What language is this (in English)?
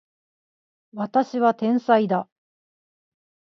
Japanese